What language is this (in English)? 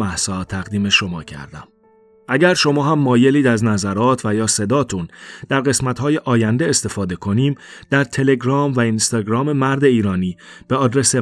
Persian